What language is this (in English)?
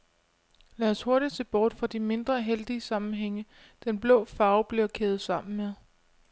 Danish